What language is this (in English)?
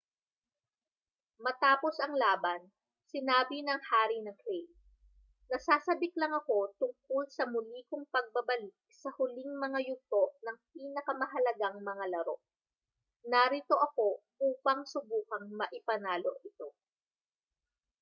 Filipino